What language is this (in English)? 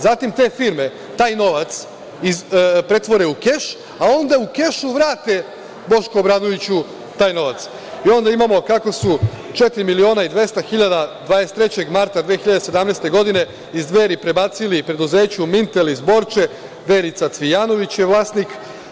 Serbian